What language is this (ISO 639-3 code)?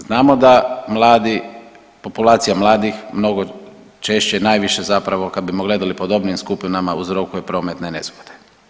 hrv